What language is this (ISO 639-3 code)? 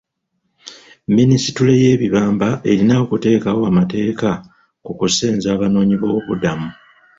lug